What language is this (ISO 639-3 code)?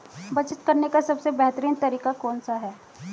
hin